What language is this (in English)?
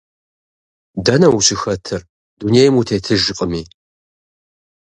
Kabardian